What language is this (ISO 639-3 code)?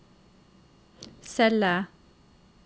nor